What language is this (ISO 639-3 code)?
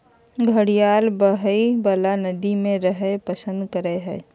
mag